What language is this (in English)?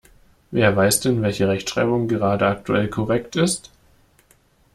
German